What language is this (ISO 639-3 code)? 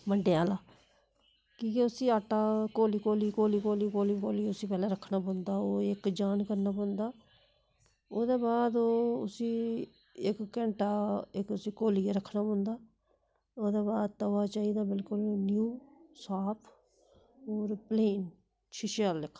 doi